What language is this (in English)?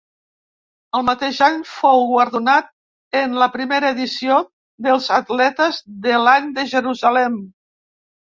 Catalan